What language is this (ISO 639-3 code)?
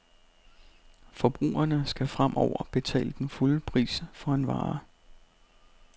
dan